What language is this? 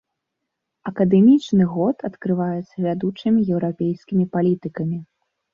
Belarusian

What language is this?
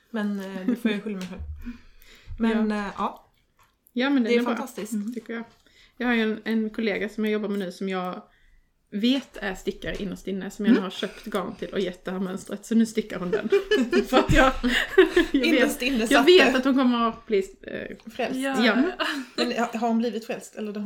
Swedish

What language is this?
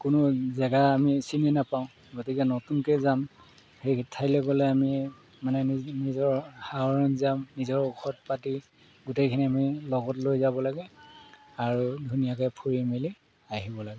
Assamese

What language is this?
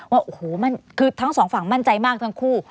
Thai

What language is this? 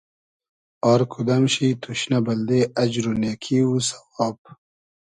Hazaragi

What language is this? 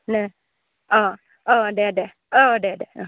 Bodo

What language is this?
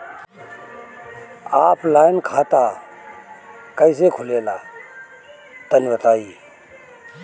Bhojpuri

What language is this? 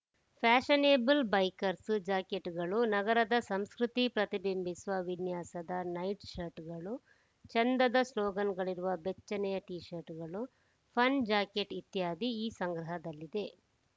Kannada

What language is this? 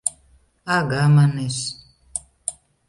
Mari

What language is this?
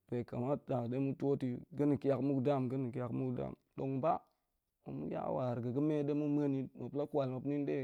Goemai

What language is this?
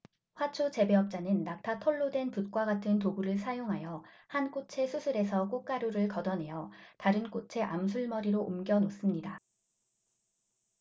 Korean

